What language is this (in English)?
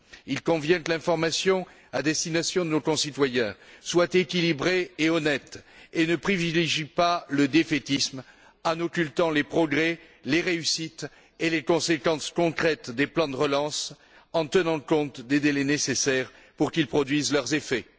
French